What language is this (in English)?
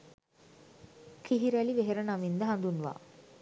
Sinhala